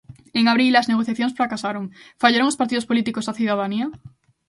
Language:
Galician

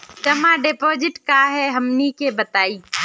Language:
Magahi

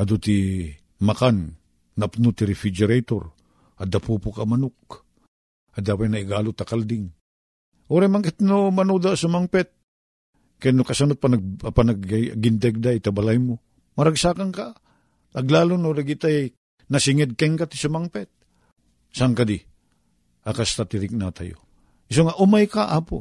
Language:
Filipino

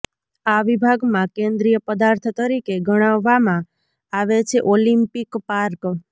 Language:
Gujarati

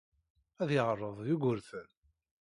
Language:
Kabyle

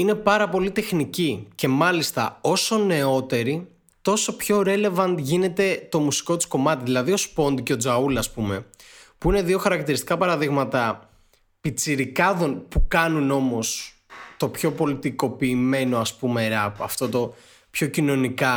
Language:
Greek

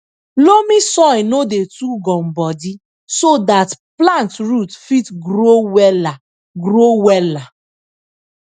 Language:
Nigerian Pidgin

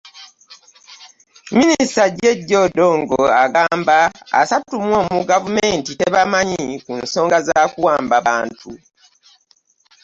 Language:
Ganda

